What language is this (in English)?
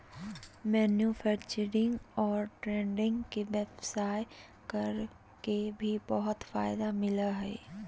Magahi